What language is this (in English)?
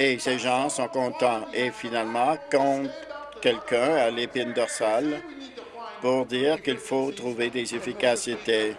French